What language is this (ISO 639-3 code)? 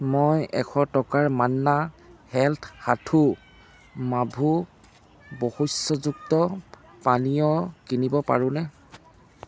asm